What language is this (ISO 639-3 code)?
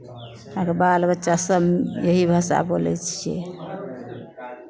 mai